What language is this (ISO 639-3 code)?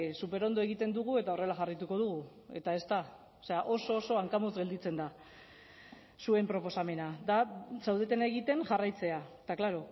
eus